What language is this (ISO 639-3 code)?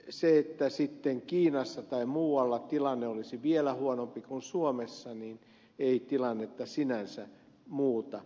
fin